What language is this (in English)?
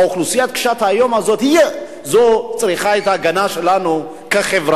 Hebrew